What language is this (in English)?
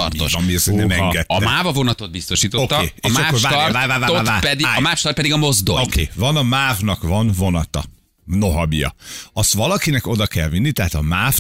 Hungarian